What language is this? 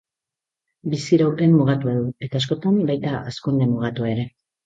Basque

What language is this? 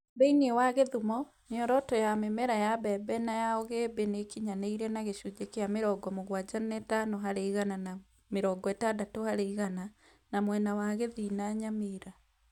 Kikuyu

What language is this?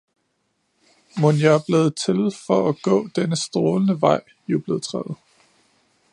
Danish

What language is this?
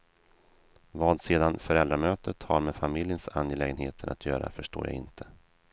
Swedish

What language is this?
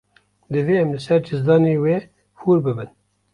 Kurdish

